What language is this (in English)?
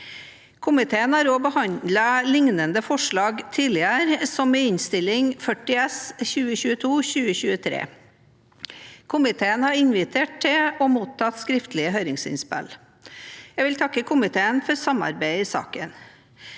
Norwegian